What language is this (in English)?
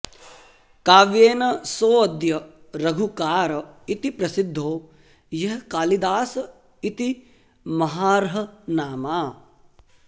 Sanskrit